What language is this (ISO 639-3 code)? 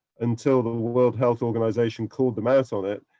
eng